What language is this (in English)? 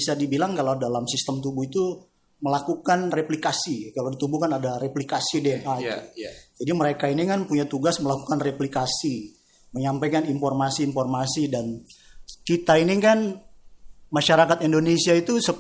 Indonesian